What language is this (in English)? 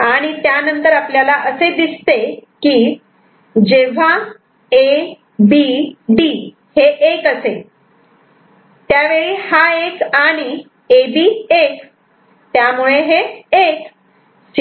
Marathi